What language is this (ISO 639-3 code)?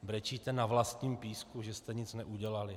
ces